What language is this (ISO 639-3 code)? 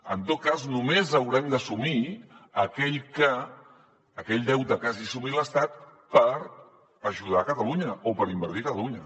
cat